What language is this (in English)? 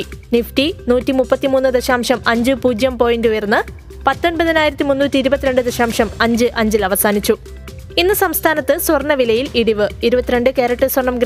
Malayalam